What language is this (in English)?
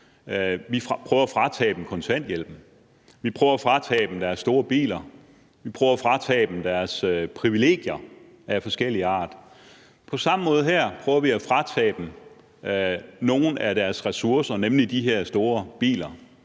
Danish